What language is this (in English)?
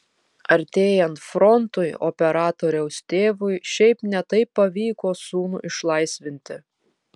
Lithuanian